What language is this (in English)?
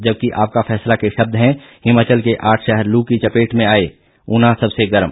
Hindi